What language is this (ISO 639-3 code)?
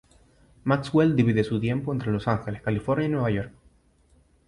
spa